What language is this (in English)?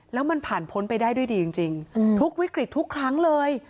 Thai